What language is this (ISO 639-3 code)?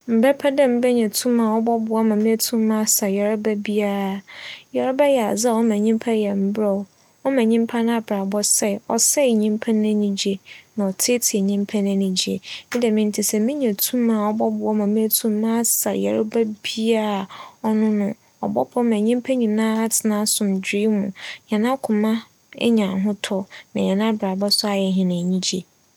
aka